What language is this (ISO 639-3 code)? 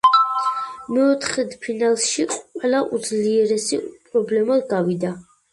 kat